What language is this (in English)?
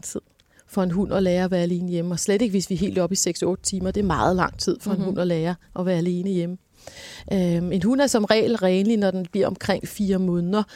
Danish